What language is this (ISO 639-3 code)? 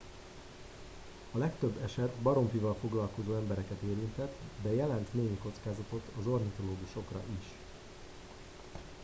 hun